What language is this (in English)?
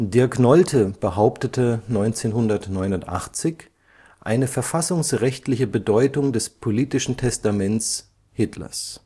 German